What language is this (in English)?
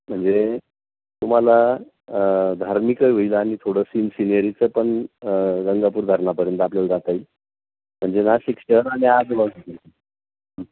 Marathi